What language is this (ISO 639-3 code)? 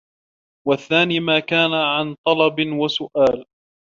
ara